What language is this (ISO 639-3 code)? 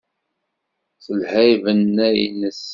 kab